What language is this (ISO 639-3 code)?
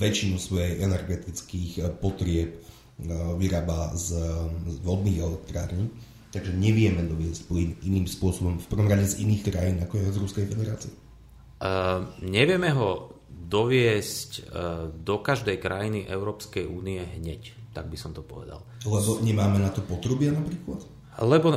slk